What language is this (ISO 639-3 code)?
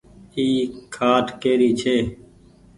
gig